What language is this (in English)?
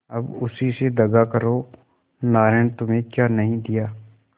Hindi